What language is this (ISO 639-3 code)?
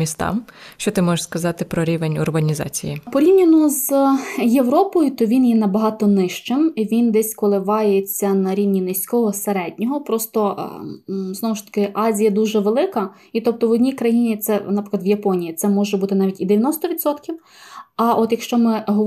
ukr